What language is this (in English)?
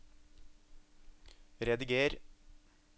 Norwegian